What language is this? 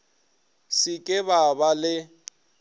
Northern Sotho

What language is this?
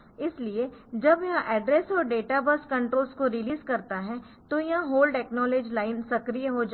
Hindi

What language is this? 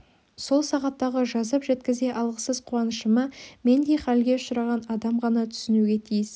Kazakh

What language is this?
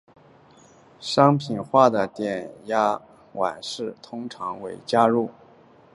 Chinese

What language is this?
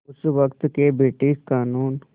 Hindi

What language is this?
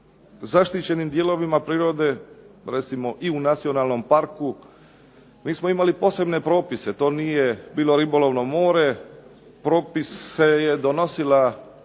Croatian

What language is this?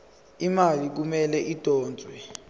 Zulu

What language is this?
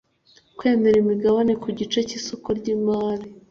Kinyarwanda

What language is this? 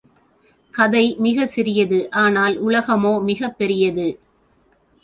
Tamil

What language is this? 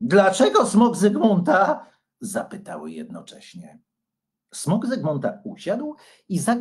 Polish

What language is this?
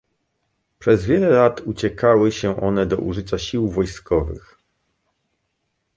Polish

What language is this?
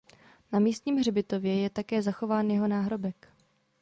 Czech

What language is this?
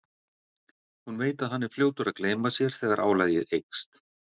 Icelandic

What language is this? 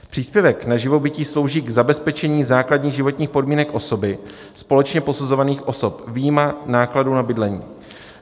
Czech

